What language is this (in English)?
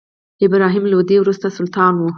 Pashto